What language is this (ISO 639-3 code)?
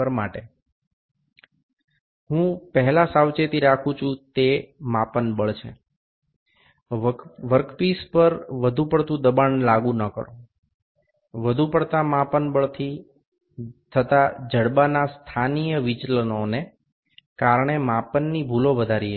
guj